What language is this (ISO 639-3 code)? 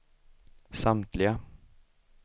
swe